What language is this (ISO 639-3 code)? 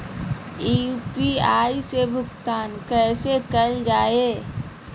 mag